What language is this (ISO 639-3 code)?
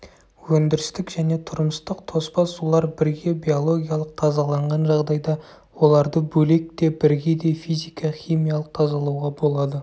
kaz